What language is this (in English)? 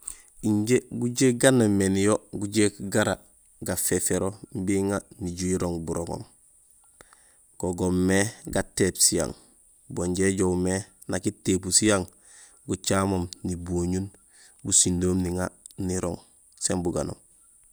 Gusilay